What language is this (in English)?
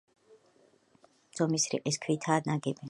Georgian